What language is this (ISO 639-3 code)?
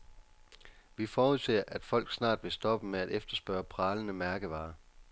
dan